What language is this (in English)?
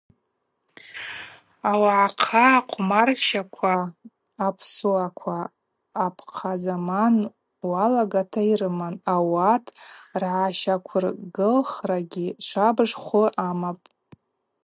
Abaza